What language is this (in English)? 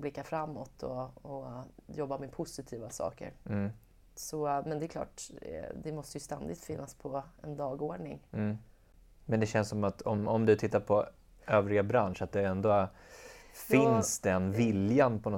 Swedish